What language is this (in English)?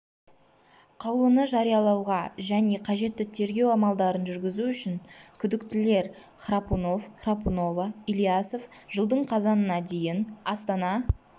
Kazakh